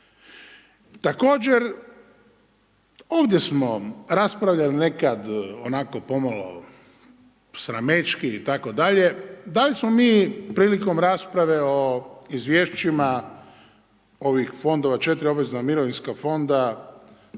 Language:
Croatian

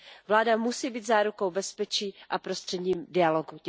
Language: Czech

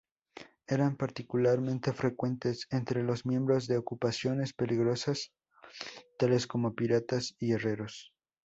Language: Spanish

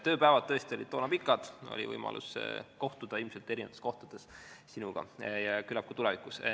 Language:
Estonian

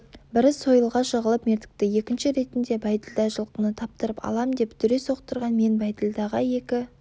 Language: Kazakh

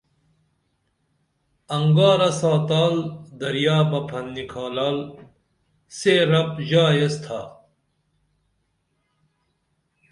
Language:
Dameli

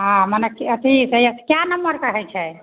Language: Maithili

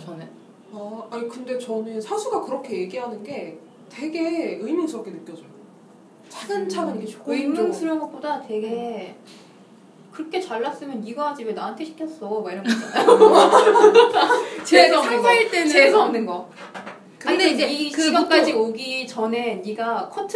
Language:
Korean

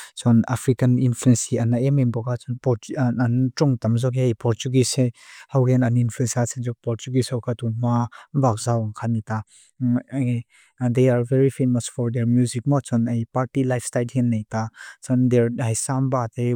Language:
Mizo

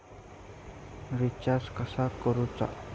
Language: Marathi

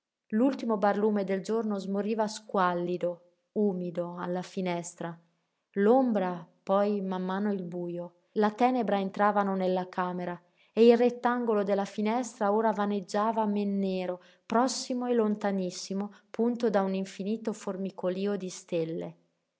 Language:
Italian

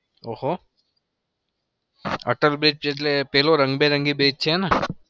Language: Gujarati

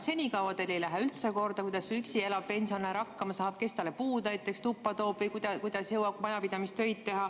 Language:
Estonian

